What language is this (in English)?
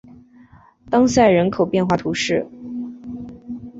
Chinese